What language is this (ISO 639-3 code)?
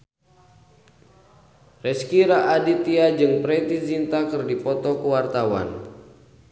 sun